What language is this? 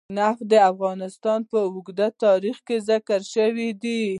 Pashto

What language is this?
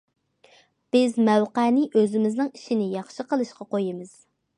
Uyghur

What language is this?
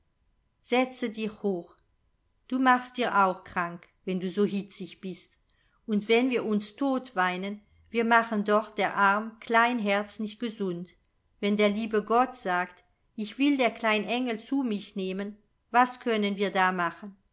German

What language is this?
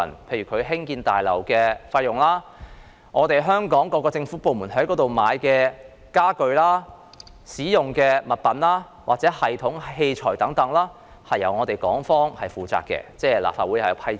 Cantonese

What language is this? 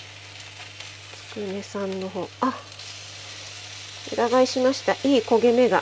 Japanese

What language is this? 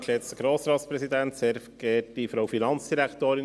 Swiss German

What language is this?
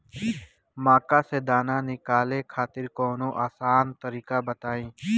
Bhojpuri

